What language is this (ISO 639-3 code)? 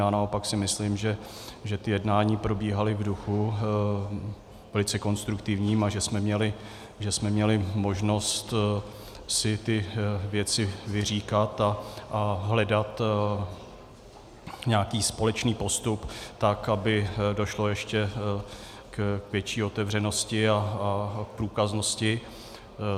ces